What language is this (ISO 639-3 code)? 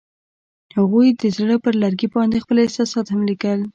pus